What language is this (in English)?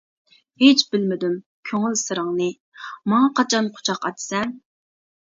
Uyghur